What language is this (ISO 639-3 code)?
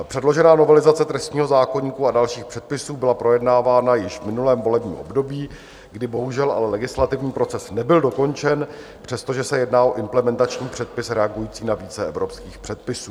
ces